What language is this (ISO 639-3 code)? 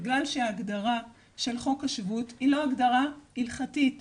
heb